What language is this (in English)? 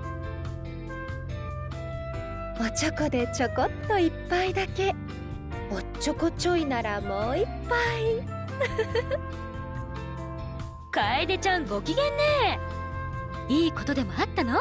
Japanese